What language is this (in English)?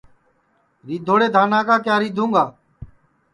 Sansi